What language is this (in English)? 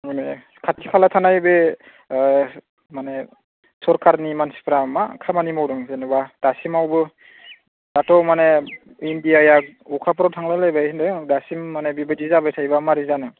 Bodo